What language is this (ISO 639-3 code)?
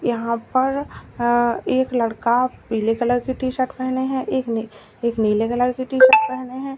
hin